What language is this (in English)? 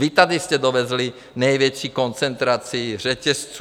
Czech